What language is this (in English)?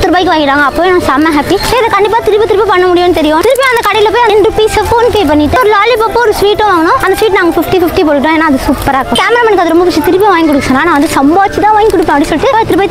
Tamil